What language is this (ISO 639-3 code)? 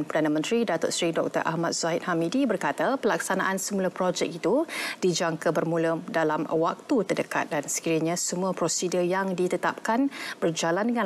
msa